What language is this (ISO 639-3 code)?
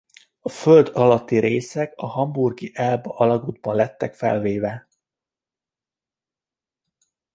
hun